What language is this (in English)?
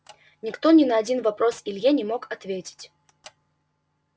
Russian